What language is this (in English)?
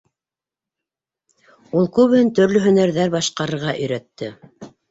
Bashkir